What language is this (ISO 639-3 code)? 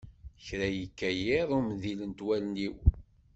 kab